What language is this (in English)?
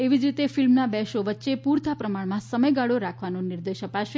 Gujarati